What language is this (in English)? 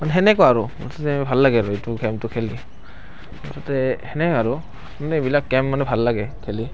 Assamese